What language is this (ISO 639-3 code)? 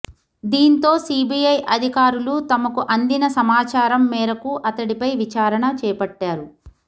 tel